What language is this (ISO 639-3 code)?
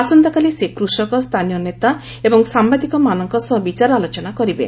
ori